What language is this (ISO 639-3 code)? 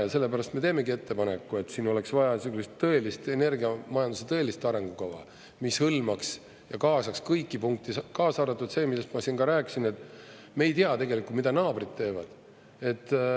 est